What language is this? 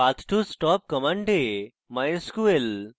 Bangla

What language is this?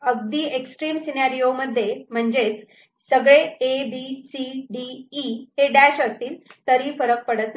Marathi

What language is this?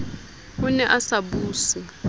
Southern Sotho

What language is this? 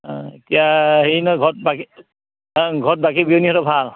Assamese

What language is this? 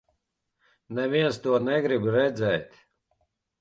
Latvian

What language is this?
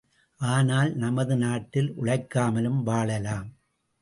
Tamil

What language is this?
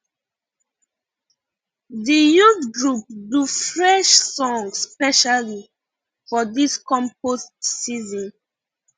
Nigerian Pidgin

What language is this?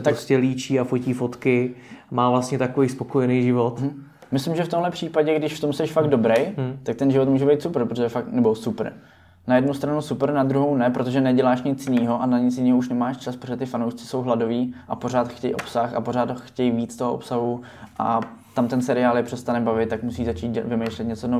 Czech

